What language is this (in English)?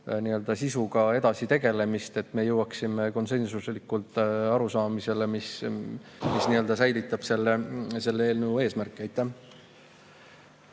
Estonian